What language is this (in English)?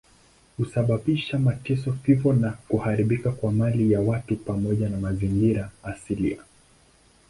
Swahili